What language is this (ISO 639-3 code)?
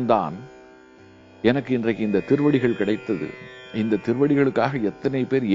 tam